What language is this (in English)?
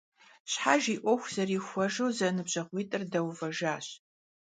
Kabardian